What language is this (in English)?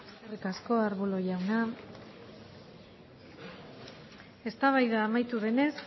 Basque